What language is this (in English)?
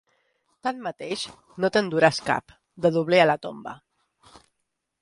Catalan